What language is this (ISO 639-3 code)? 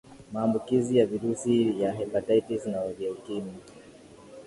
swa